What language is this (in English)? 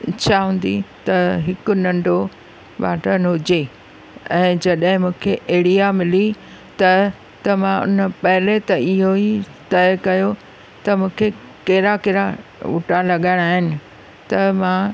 Sindhi